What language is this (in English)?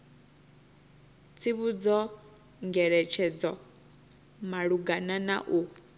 Venda